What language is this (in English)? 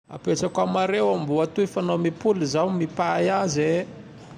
Tandroy-Mahafaly Malagasy